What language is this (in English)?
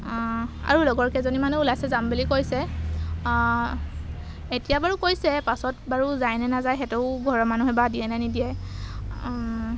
Assamese